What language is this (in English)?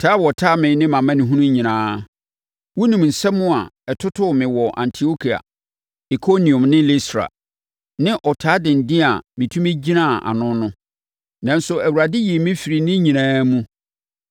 Akan